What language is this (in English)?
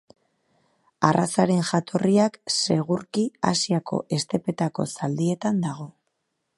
Basque